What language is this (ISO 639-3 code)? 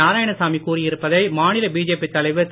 tam